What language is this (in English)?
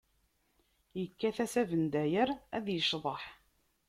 Kabyle